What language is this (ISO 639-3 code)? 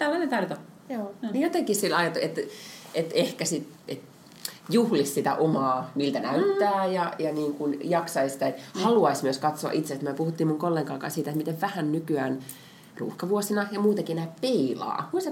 fin